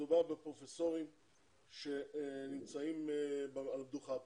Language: Hebrew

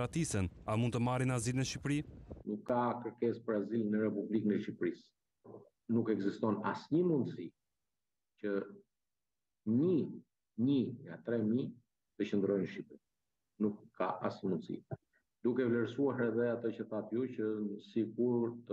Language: Romanian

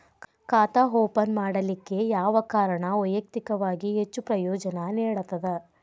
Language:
Kannada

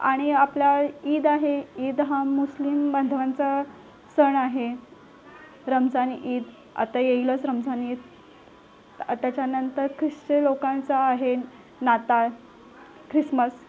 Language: Marathi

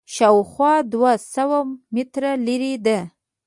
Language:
Pashto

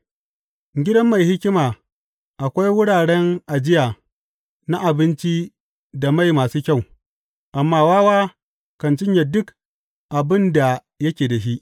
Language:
Hausa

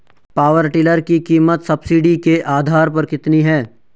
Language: Hindi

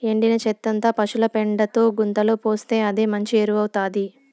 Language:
Telugu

